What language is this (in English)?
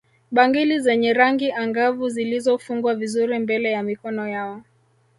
Swahili